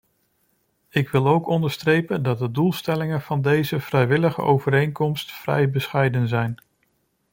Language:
Dutch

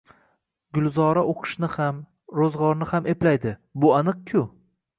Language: Uzbek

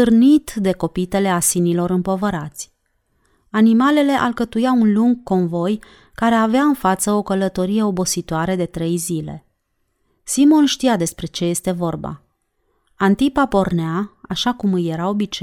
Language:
Romanian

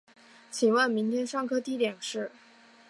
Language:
Chinese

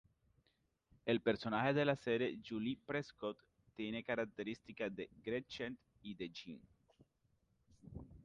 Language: Spanish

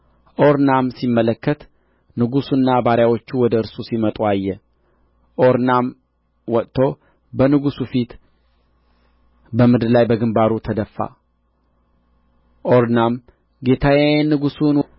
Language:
Amharic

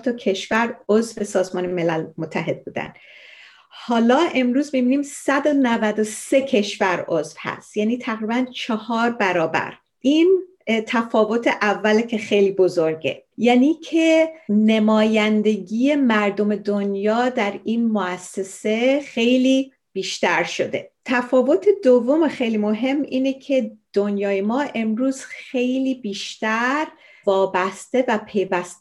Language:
Persian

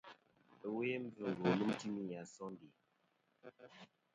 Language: Kom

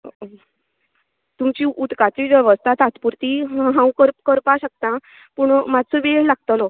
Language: Konkani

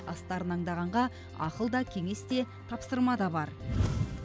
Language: Kazakh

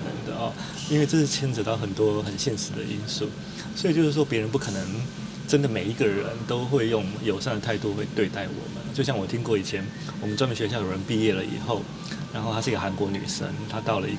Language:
Chinese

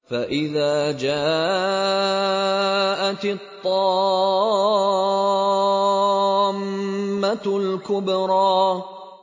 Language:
Arabic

